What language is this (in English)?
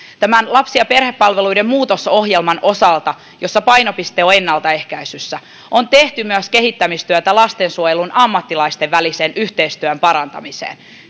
Finnish